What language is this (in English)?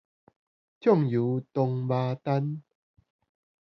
Min Nan Chinese